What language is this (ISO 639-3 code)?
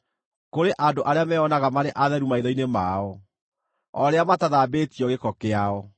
kik